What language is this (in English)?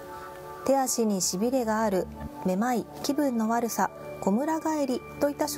Japanese